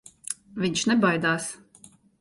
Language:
Latvian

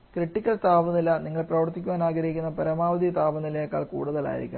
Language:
Malayalam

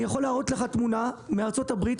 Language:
Hebrew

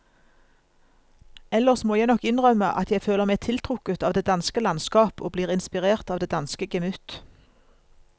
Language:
Norwegian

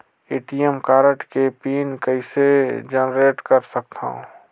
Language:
Chhattisgarhi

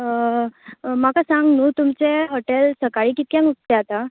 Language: Konkani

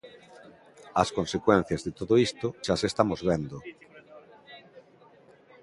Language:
Galician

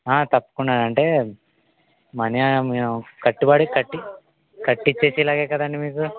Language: Telugu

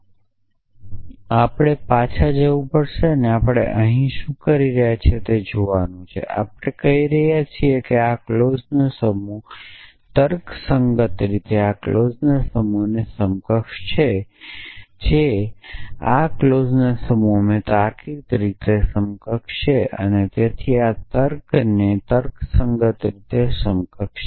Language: Gujarati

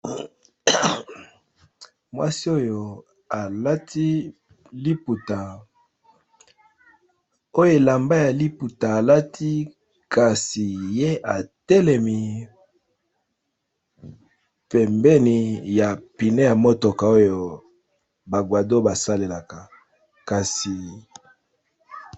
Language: Lingala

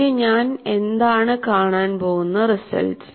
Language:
Malayalam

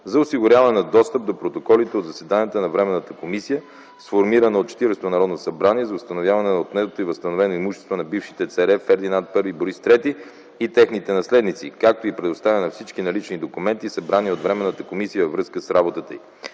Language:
Bulgarian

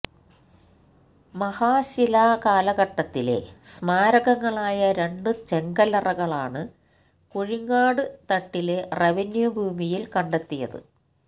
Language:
Malayalam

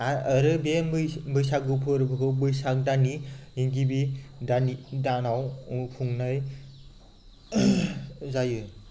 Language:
Bodo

